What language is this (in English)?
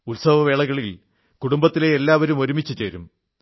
Malayalam